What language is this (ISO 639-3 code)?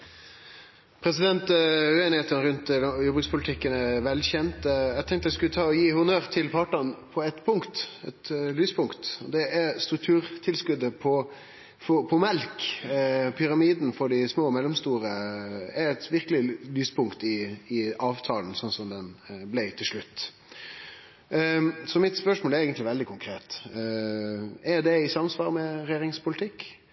nno